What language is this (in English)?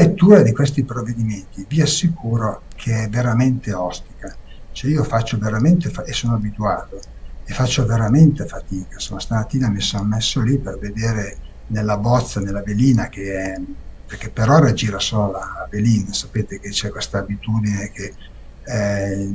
Italian